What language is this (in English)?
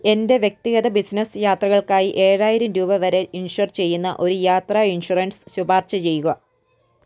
Malayalam